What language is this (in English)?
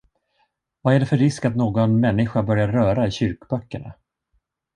Swedish